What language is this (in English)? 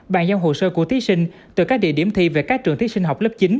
Vietnamese